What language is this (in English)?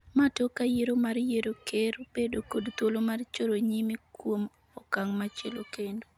Luo (Kenya and Tanzania)